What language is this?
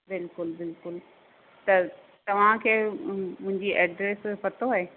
Sindhi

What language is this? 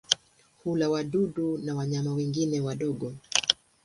Swahili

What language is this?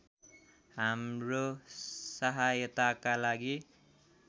Nepali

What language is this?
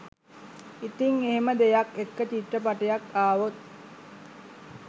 Sinhala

